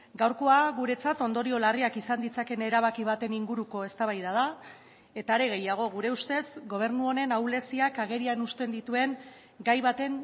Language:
Basque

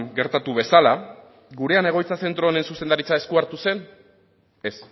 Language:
Basque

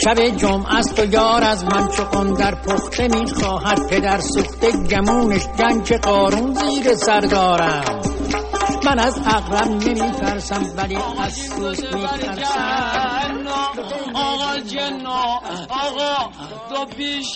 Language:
Persian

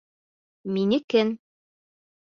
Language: Bashkir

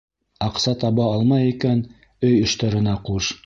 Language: Bashkir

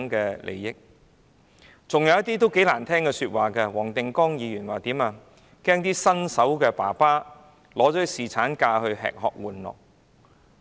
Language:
Cantonese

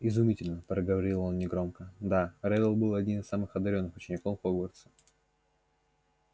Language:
Russian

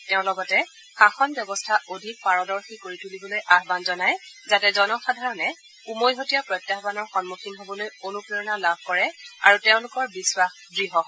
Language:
Assamese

